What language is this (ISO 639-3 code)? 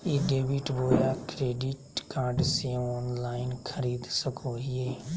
mag